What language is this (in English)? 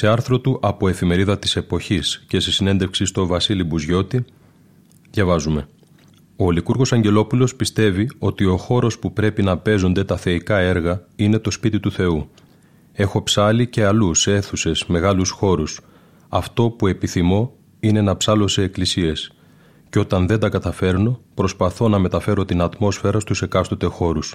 Greek